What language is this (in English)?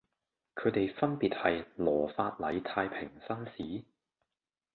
Cantonese